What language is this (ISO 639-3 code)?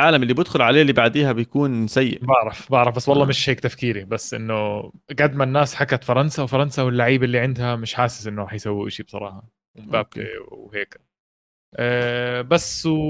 ara